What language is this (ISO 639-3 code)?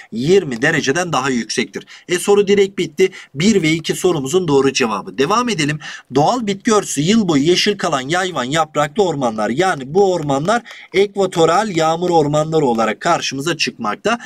tur